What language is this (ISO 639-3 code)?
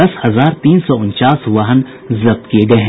hin